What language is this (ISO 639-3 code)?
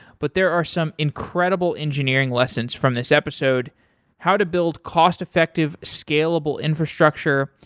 eng